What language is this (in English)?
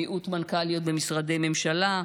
Hebrew